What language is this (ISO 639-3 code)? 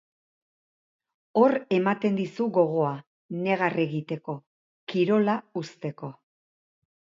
eus